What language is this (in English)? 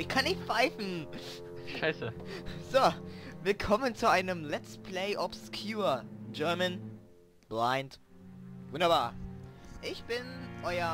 German